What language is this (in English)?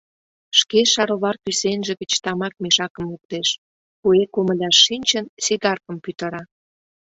Mari